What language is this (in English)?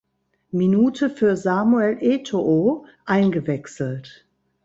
German